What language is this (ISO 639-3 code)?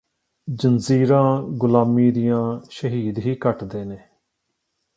pan